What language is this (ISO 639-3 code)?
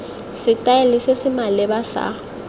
tsn